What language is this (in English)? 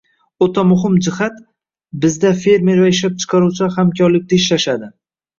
Uzbek